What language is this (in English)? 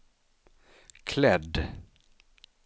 Swedish